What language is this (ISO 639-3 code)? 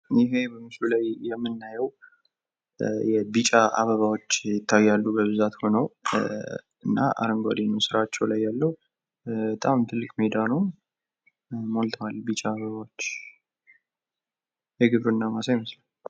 amh